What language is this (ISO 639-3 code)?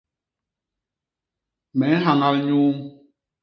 bas